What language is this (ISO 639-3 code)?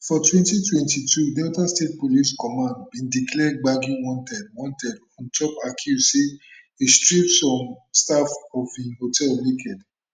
pcm